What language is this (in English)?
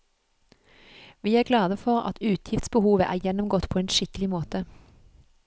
Norwegian